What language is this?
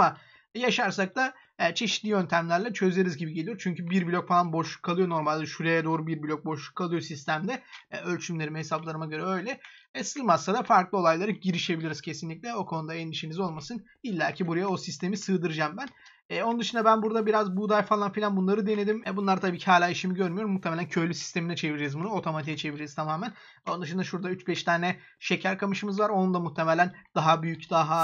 Turkish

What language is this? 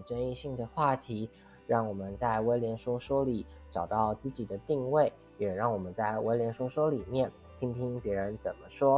Chinese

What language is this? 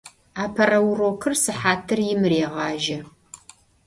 Adyghe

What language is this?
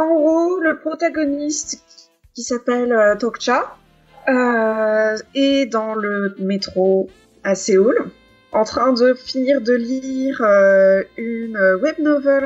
French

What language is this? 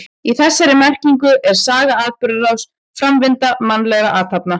Icelandic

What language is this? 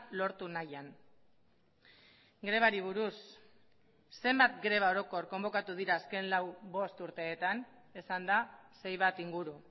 Basque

